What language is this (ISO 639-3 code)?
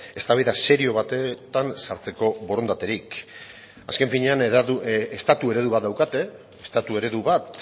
eus